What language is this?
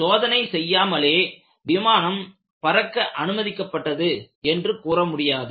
Tamil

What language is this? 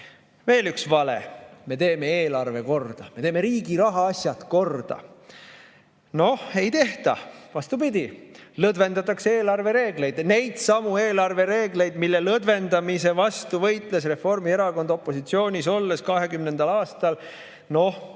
Estonian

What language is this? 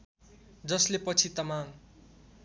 Nepali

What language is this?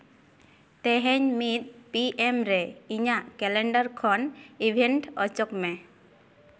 Santali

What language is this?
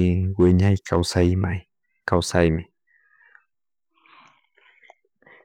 Chimborazo Highland Quichua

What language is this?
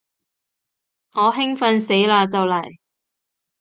Cantonese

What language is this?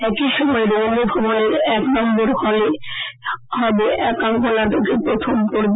Bangla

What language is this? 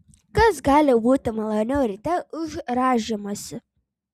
Lithuanian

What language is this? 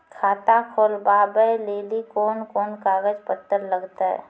Maithili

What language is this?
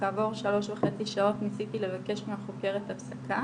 Hebrew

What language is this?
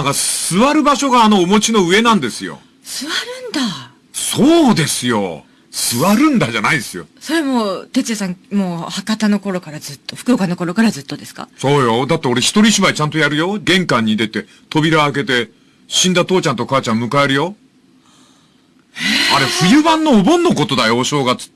Japanese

